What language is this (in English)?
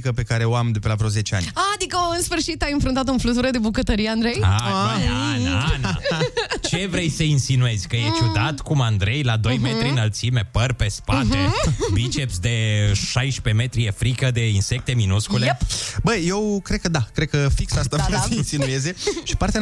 Romanian